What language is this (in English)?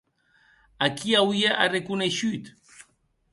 Occitan